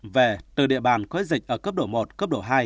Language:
Vietnamese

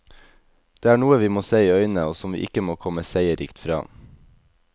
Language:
Norwegian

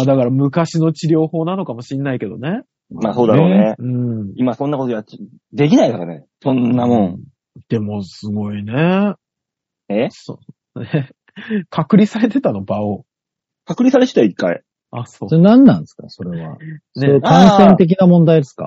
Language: Japanese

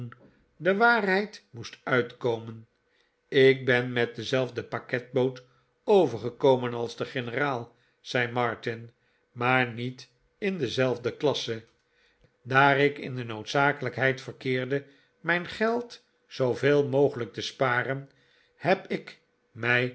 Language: Dutch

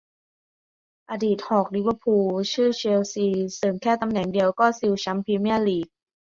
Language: Thai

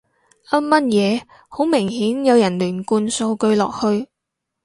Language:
Cantonese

